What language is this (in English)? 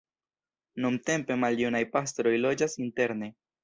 Esperanto